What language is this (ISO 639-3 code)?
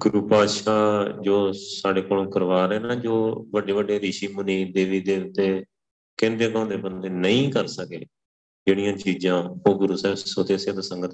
pan